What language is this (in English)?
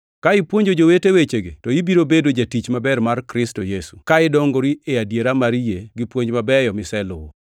Luo (Kenya and Tanzania)